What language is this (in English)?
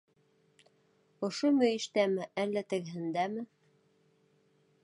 Bashkir